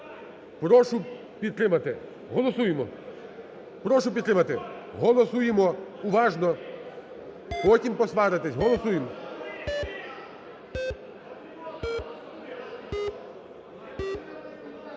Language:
Ukrainian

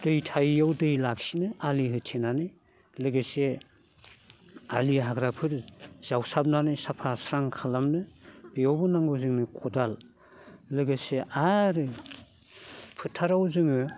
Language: Bodo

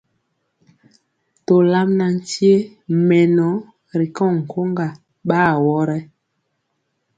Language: Mpiemo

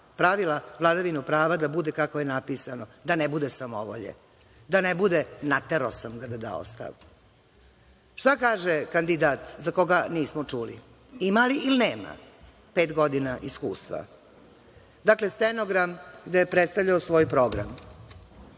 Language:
Serbian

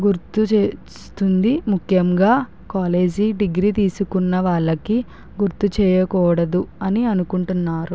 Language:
Telugu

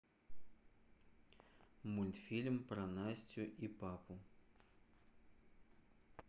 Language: Russian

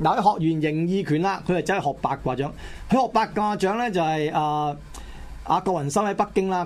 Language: Chinese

